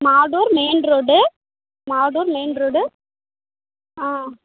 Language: Tamil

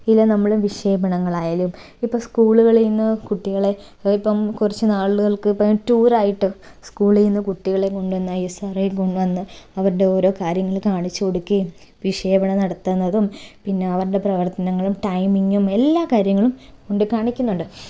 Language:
Malayalam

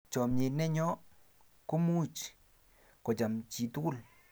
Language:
Kalenjin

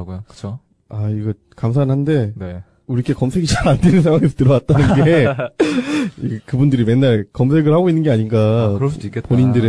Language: Korean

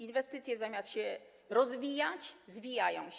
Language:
Polish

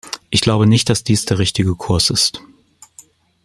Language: German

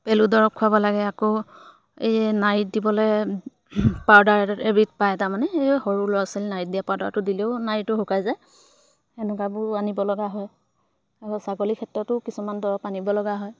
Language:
Assamese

